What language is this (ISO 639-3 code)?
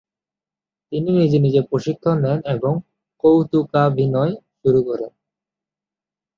ben